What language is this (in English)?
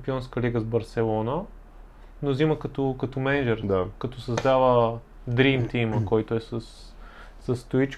Bulgarian